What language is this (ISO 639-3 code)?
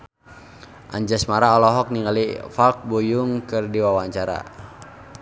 sun